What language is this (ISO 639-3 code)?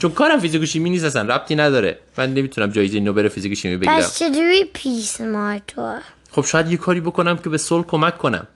fas